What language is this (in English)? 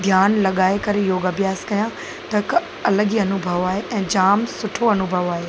Sindhi